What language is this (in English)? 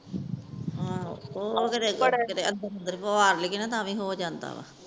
Punjabi